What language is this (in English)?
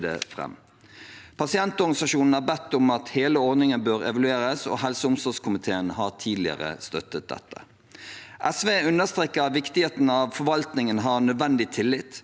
Norwegian